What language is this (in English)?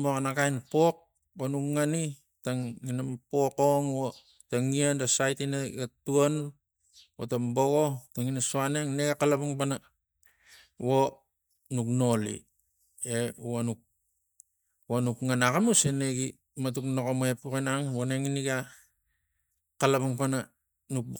Tigak